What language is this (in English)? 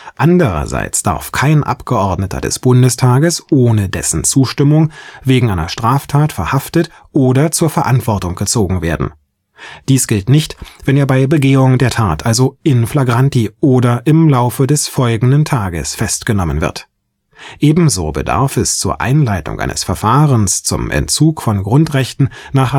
German